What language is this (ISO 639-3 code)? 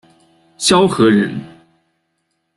zho